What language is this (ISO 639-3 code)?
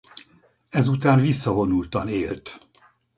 hun